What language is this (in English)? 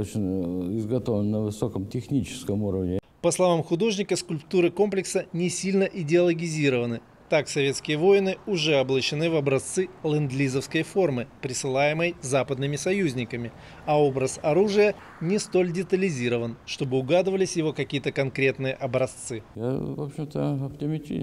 Russian